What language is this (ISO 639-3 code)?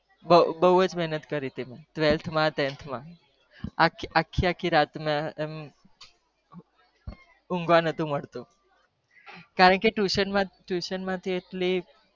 guj